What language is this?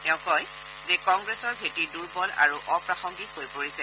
Assamese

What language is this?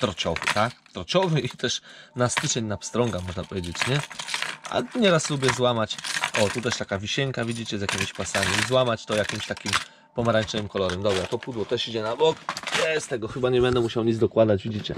Polish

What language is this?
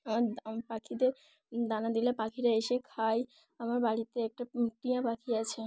Bangla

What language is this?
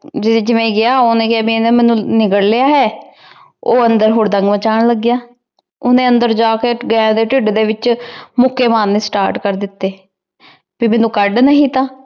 Punjabi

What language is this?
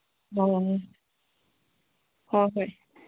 Manipuri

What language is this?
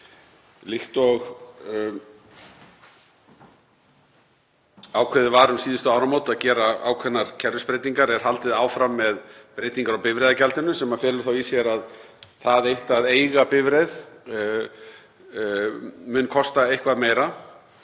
Icelandic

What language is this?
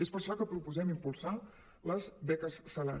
Catalan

